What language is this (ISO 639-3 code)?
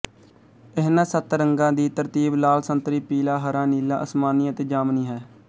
pan